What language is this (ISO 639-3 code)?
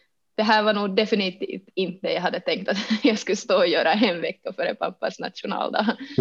swe